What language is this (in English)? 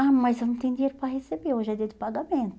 Portuguese